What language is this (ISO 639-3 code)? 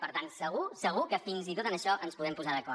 cat